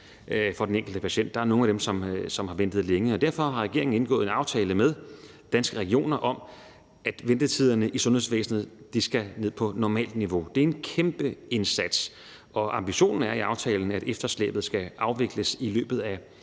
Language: Danish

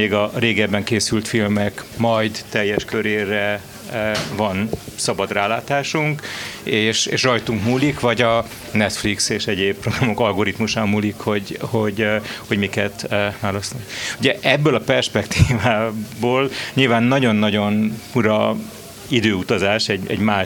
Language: Hungarian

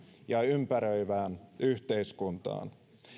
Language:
Finnish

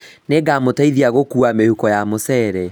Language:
Kikuyu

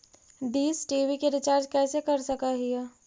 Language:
Magahi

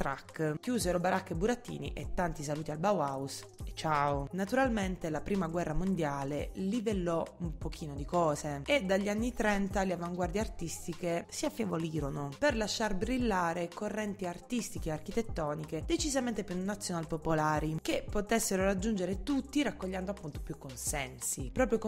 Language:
Italian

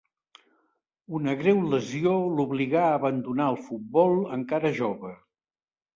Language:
Catalan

